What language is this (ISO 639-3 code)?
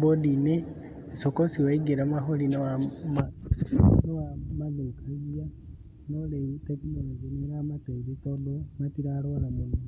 kik